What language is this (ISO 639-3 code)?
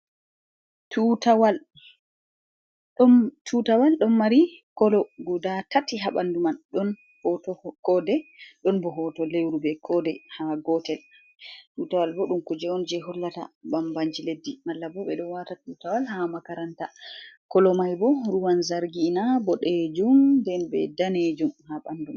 ful